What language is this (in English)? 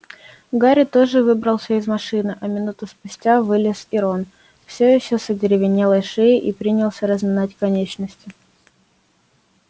Russian